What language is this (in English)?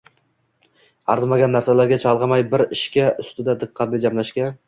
Uzbek